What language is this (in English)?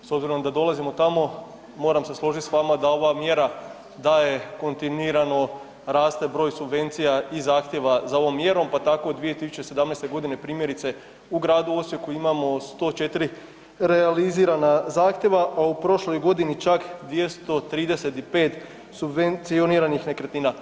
Croatian